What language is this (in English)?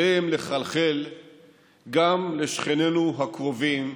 Hebrew